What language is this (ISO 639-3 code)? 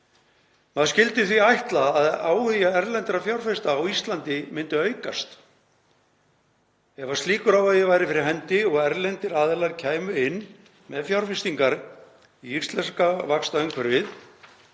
isl